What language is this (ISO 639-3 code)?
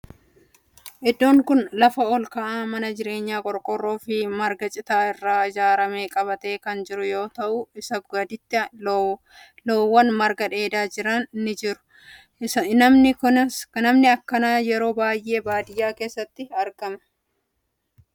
orm